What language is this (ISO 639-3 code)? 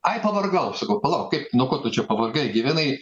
lit